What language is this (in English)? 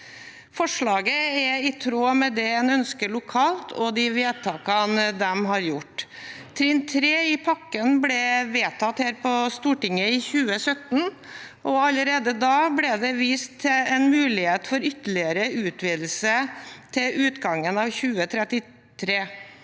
Norwegian